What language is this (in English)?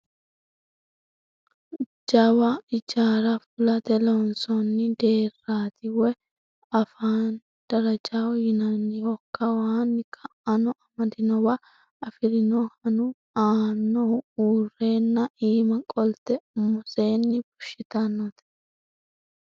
Sidamo